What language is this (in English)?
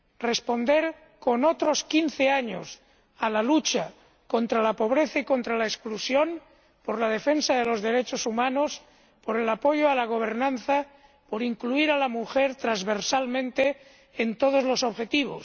Spanish